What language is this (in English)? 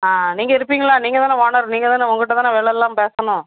Tamil